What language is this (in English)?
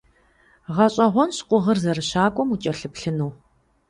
Kabardian